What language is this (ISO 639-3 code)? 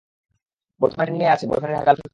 ben